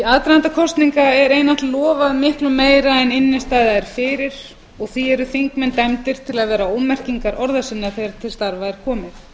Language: Icelandic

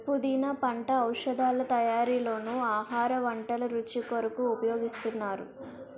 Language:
Telugu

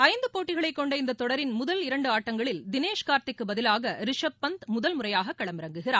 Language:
Tamil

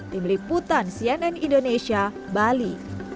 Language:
Indonesian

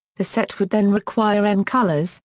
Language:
English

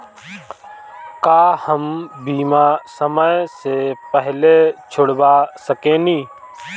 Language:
Bhojpuri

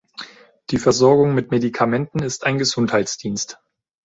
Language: German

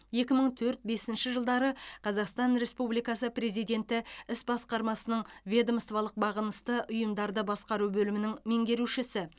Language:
Kazakh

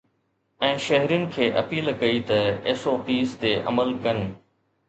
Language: Sindhi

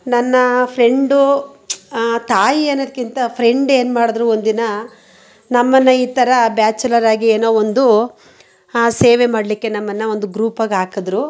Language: Kannada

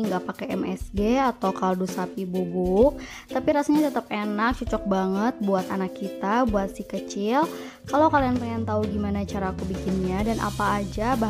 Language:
Indonesian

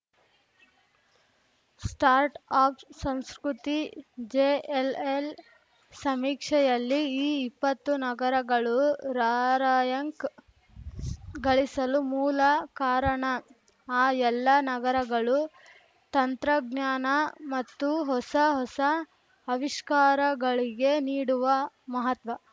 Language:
Kannada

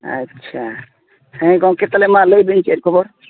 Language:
Santali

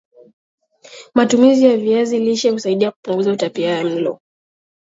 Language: Swahili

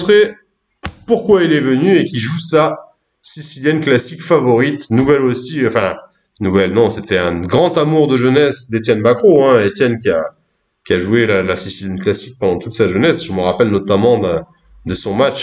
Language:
French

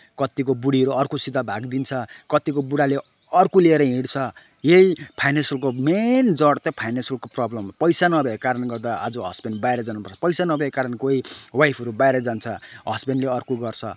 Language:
Nepali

